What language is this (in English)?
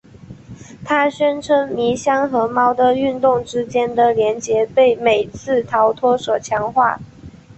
Chinese